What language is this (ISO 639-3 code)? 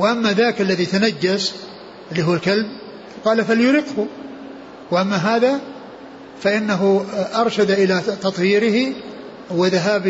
ara